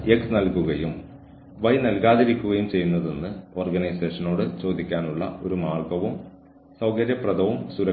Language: Malayalam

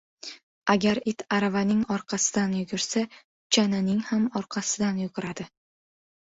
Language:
Uzbek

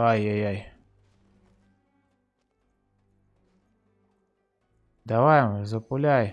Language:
Russian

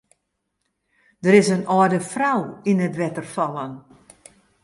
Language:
Western Frisian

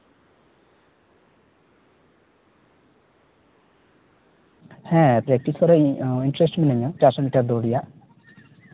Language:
Santali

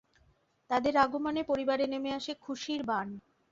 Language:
Bangla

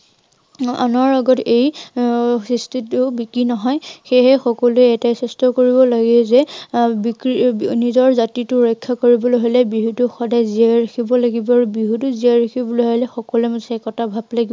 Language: Assamese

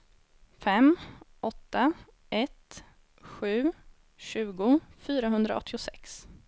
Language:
Swedish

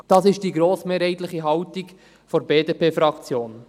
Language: Swiss German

